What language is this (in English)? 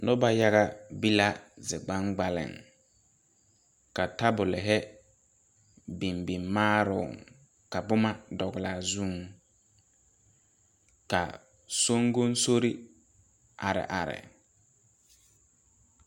Southern Dagaare